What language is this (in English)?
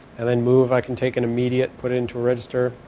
English